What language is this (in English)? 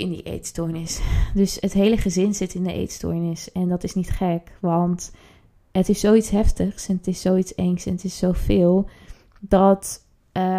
Dutch